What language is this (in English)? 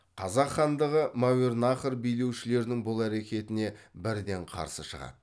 Kazakh